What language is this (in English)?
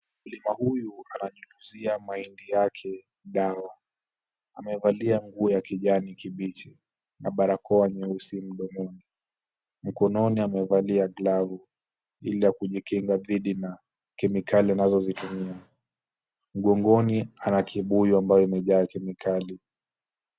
Swahili